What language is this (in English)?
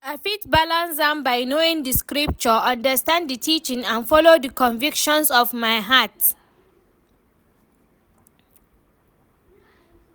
Nigerian Pidgin